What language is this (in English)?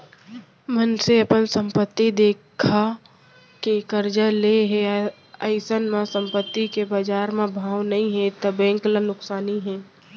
Chhattisgarhi